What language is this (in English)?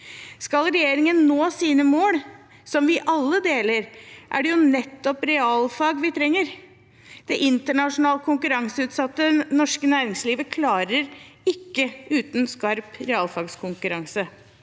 Norwegian